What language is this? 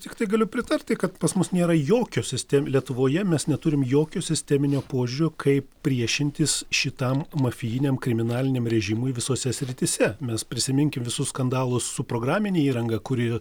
Lithuanian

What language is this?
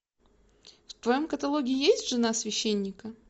Russian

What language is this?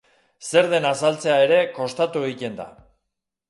Basque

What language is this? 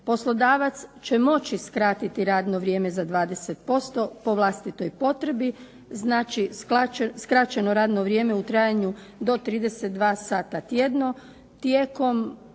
Croatian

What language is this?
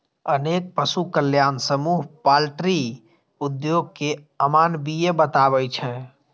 Maithili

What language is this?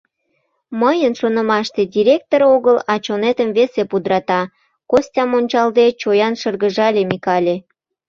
Mari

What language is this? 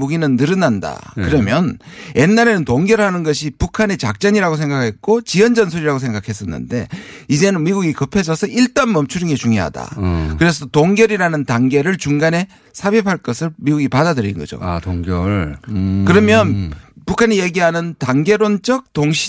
Korean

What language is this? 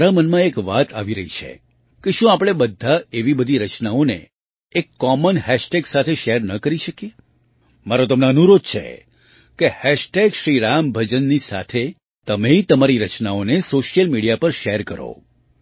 Gujarati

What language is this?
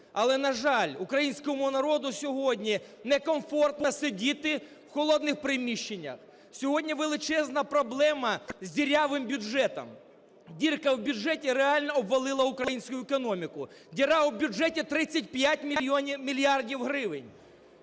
Ukrainian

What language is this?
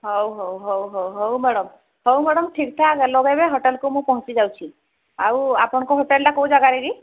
Odia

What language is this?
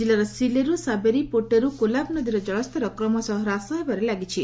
Odia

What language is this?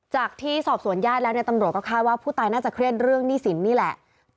Thai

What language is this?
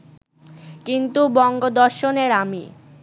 Bangla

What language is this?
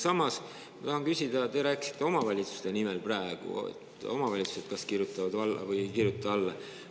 Estonian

